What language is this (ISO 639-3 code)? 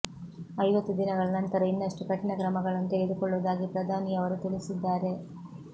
kan